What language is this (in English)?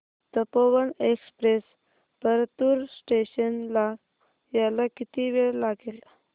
Marathi